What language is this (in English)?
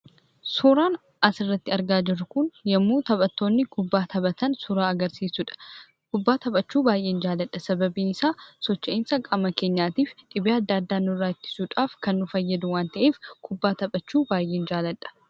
Oromo